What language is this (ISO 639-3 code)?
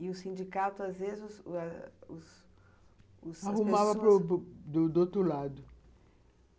por